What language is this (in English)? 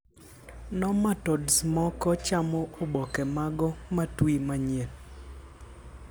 Luo (Kenya and Tanzania)